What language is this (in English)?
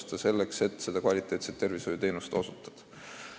Estonian